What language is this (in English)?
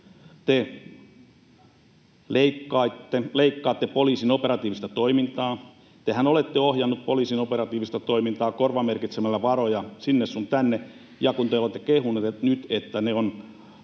Finnish